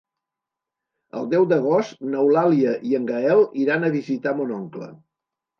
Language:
Catalan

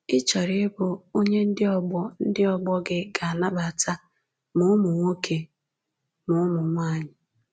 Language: Igbo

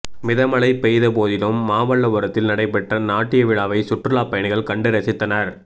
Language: Tamil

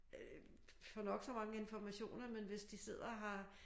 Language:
Danish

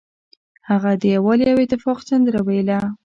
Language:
Pashto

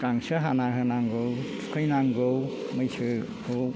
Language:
Bodo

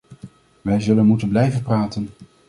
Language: Dutch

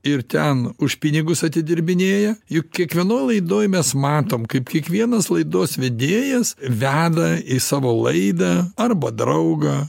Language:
Lithuanian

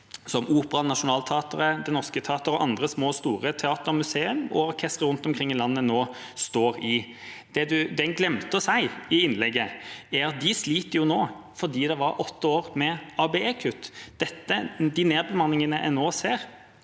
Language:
Norwegian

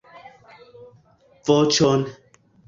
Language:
Esperanto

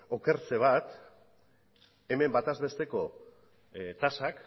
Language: Basque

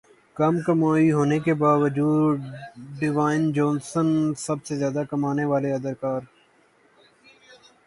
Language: Urdu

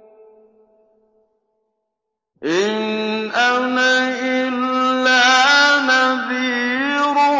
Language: Arabic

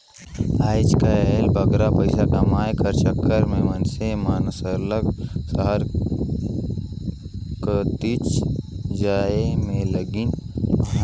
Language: Chhattisgarhi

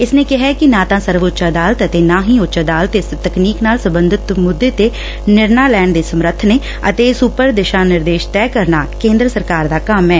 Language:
Punjabi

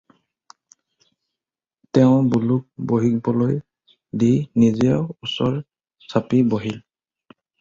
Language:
Assamese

